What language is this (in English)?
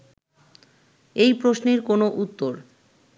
Bangla